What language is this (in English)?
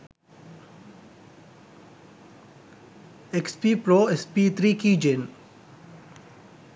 Sinhala